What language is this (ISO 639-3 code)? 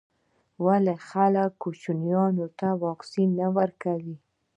pus